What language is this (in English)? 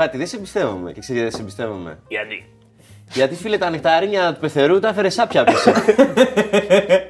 Greek